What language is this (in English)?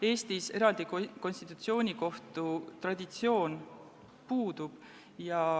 Estonian